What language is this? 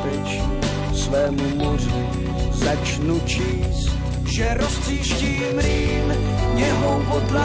Slovak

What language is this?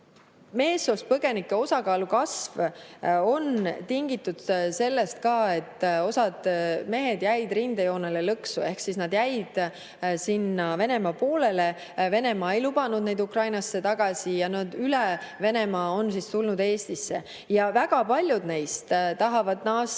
Estonian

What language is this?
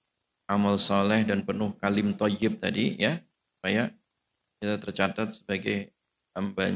Indonesian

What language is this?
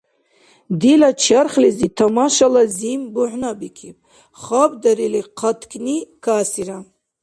Dargwa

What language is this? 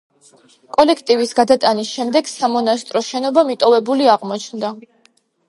Georgian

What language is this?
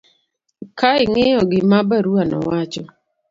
Luo (Kenya and Tanzania)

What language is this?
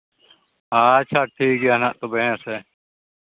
Santali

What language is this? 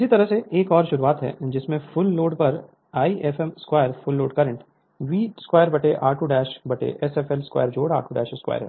Hindi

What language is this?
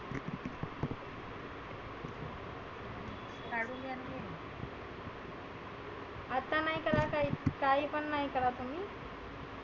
Marathi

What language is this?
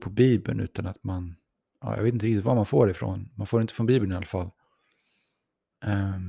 Swedish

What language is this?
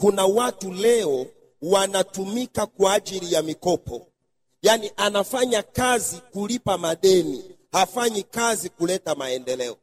Swahili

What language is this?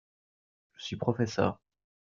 French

